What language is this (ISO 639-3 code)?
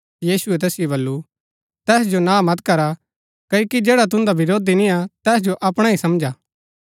gbk